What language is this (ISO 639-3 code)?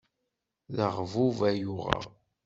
kab